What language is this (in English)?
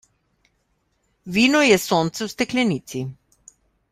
Slovenian